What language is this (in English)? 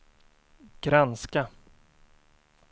Swedish